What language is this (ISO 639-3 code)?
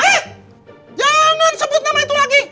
ind